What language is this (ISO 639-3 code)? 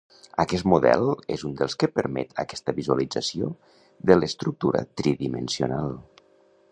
cat